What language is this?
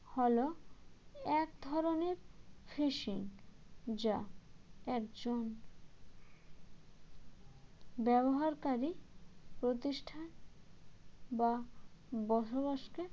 Bangla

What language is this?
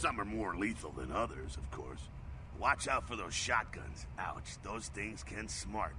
Turkish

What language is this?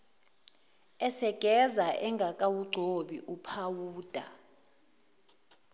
Zulu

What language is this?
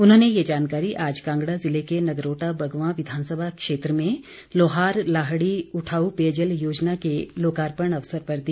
Hindi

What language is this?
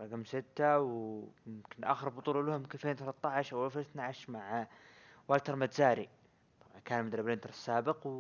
Arabic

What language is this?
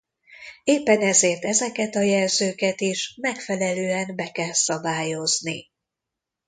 Hungarian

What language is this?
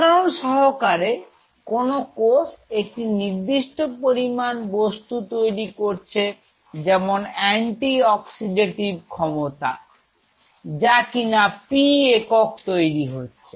Bangla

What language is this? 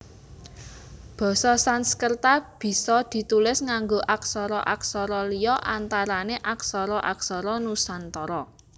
Javanese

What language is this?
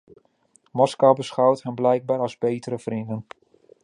Dutch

